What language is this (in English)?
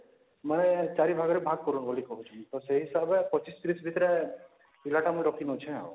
Odia